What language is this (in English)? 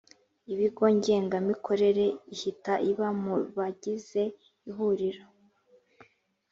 Kinyarwanda